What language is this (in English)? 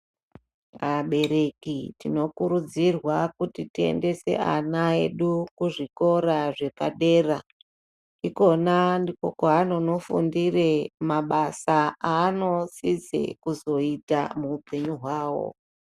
Ndau